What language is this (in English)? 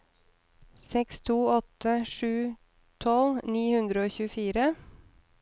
Norwegian